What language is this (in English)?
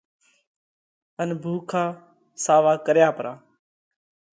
Parkari Koli